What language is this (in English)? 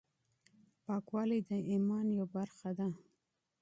Pashto